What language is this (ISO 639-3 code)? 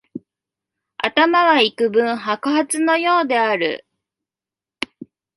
jpn